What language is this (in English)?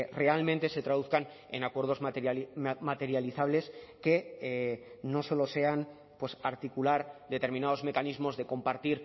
Spanish